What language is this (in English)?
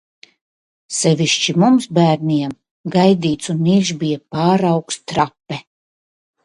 Latvian